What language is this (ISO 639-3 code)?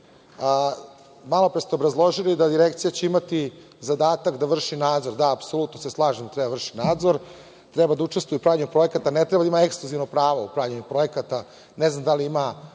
srp